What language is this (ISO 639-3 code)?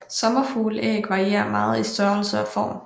dan